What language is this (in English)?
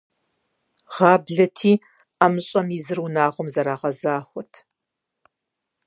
Kabardian